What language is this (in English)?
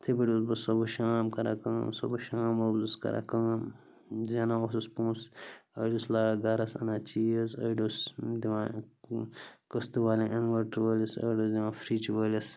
Kashmiri